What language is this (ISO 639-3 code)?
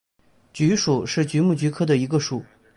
zho